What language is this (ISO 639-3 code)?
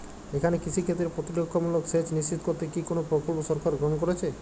ben